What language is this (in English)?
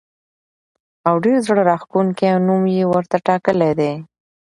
Pashto